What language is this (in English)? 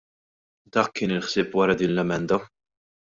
Maltese